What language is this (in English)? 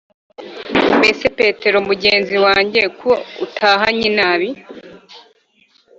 Kinyarwanda